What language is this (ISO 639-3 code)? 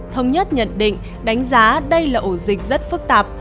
vie